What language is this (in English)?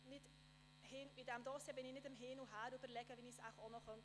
Swiss German